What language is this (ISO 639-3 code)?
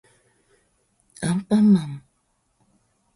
jpn